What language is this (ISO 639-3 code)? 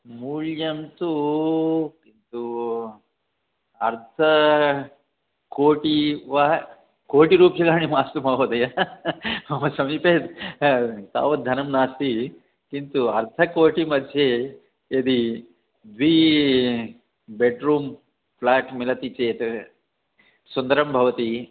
san